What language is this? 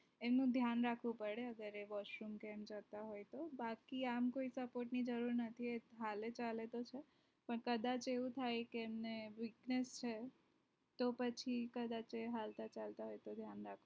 Gujarati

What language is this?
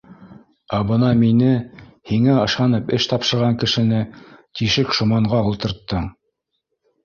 Bashkir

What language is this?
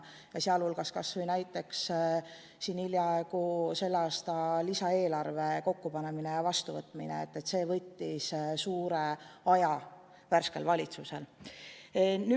Estonian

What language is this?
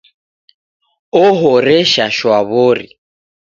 Taita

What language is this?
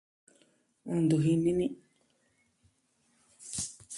Southwestern Tlaxiaco Mixtec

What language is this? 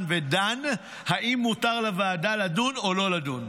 Hebrew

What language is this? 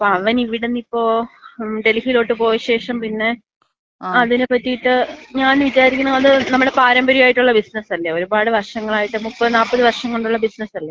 Malayalam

